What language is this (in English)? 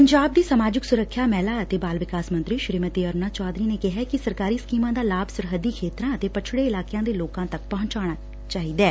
Punjabi